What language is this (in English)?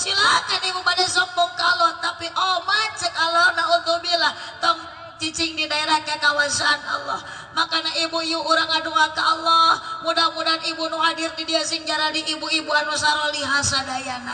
Indonesian